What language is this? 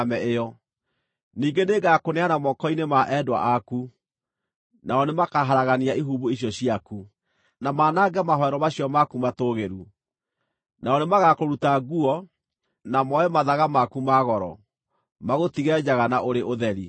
Kikuyu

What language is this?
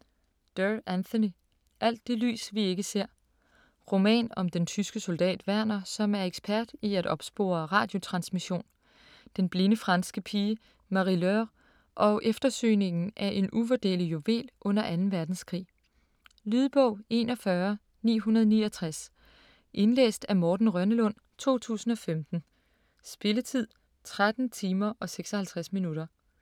Danish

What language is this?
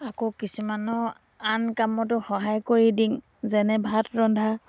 Assamese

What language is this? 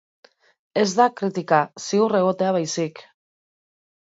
Basque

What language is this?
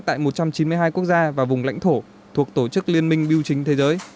Vietnamese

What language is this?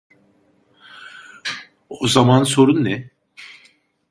Turkish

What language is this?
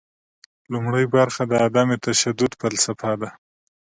Pashto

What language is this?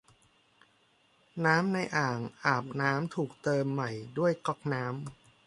Thai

